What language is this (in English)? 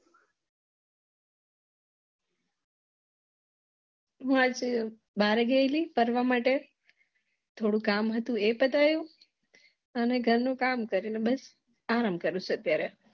Gujarati